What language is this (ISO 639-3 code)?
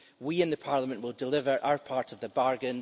eng